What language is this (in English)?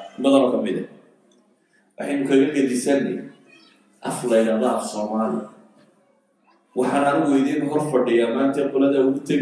Arabic